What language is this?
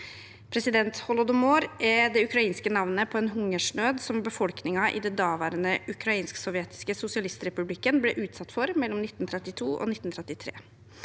Norwegian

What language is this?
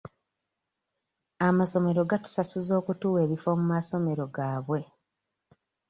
Ganda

